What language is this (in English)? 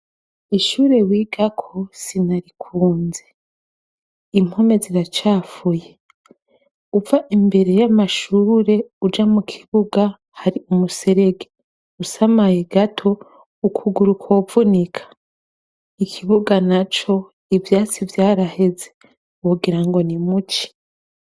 Rundi